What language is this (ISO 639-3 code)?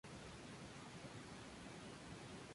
spa